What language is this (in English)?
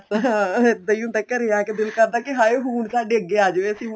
Punjabi